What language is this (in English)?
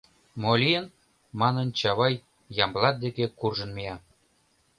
Mari